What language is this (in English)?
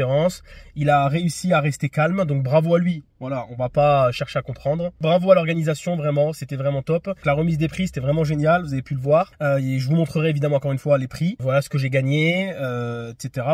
French